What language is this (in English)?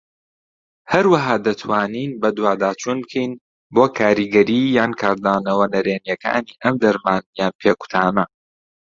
Central Kurdish